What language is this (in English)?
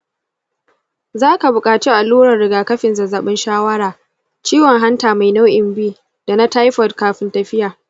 Hausa